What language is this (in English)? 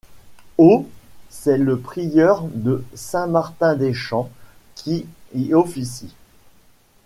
French